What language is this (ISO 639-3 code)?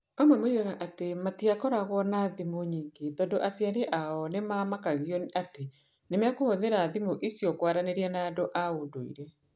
kik